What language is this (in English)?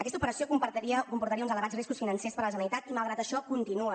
Catalan